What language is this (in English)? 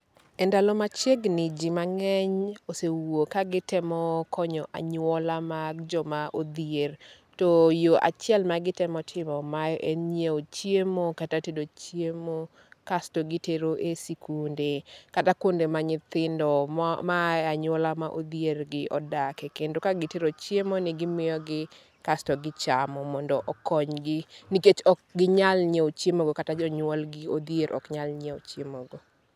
Luo (Kenya and Tanzania)